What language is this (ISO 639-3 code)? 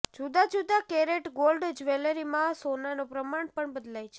guj